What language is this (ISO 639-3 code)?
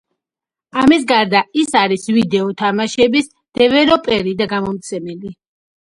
kat